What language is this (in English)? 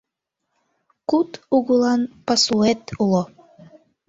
Mari